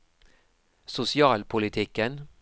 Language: Norwegian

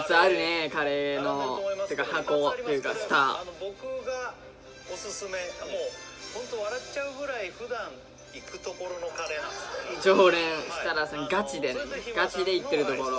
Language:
Japanese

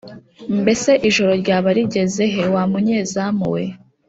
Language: Kinyarwanda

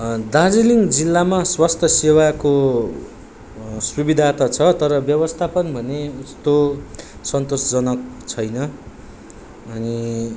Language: Nepali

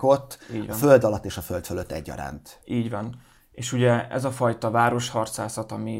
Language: Hungarian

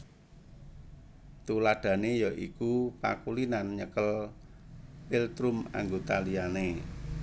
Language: Javanese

